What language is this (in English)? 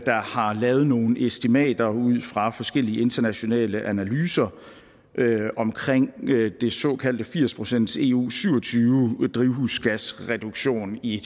Danish